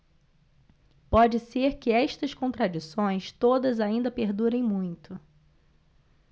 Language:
Portuguese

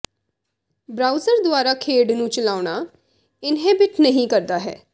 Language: Punjabi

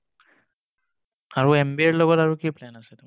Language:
Assamese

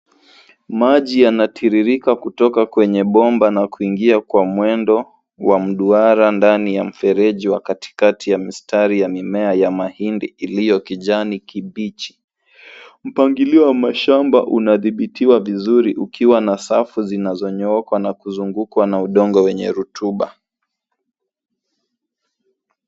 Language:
Swahili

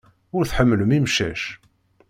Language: Kabyle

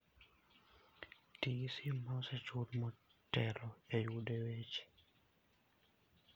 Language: Luo (Kenya and Tanzania)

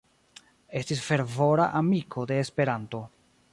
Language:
Esperanto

